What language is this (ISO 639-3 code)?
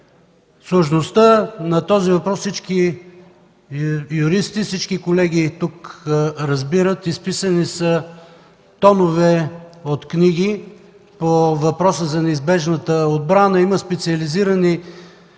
bul